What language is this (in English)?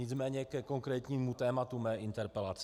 Czech